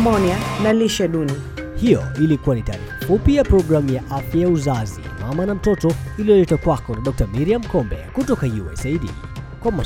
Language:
Swahili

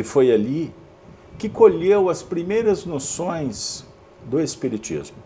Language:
Portuguese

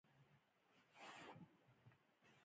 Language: Pashto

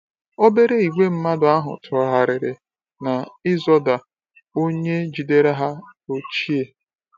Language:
Igbo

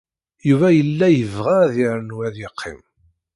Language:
Kabyle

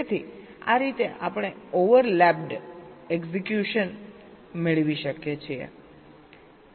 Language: Gujarati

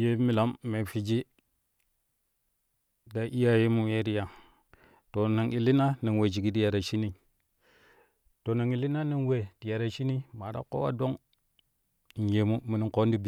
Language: Kushi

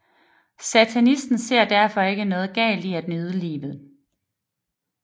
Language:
Danish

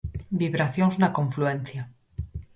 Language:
Galician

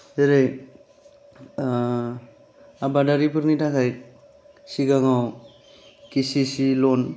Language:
Bodo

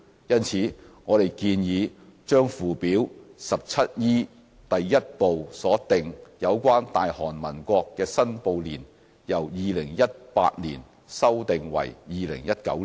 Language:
Cantonese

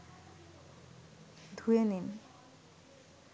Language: Bangla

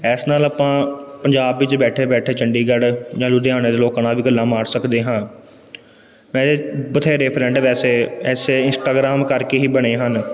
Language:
Punjabi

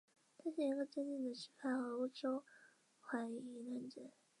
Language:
Chinese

